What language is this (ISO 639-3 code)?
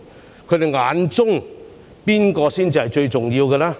yue